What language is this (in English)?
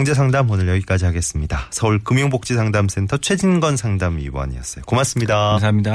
Korean